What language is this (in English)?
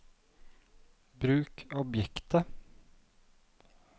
Norwegian